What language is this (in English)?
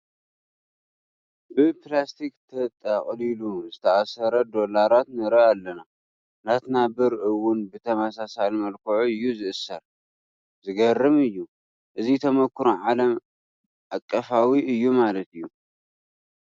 Tigrinya